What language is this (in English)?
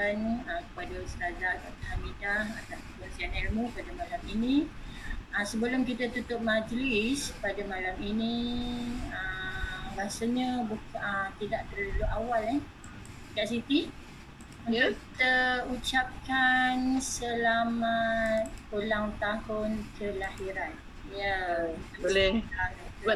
Malay